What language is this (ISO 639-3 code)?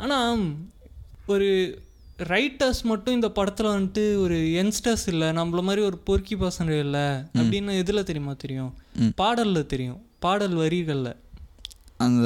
tam